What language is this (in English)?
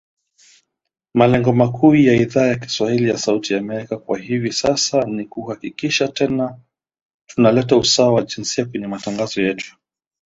Swahili